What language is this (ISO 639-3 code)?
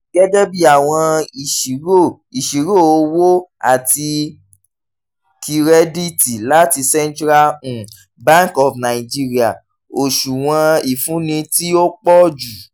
yor